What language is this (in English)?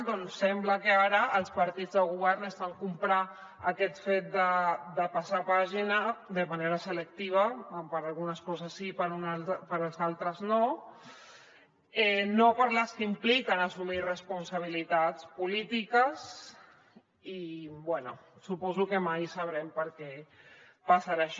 Catalan